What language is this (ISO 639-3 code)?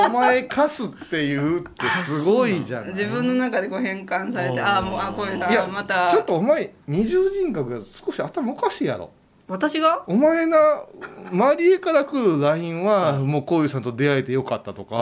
jpn